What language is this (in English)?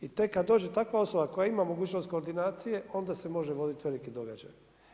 Croatian